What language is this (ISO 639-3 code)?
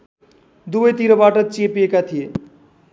nep